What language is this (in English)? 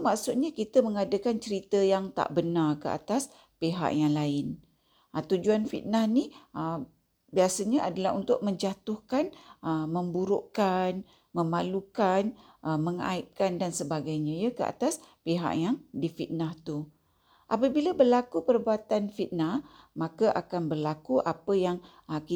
Malay